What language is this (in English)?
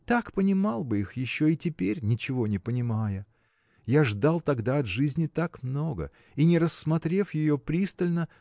Russian